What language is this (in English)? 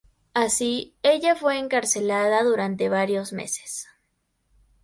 Spanish